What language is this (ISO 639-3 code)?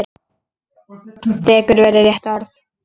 isl